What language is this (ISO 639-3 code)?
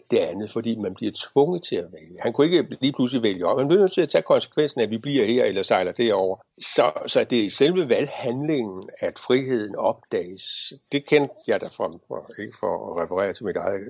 dan